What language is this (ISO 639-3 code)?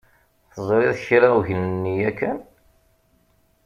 kab